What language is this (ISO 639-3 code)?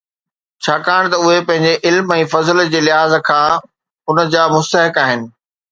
snd